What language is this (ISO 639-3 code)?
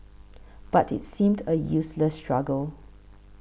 eng